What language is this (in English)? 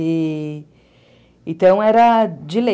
Portuguese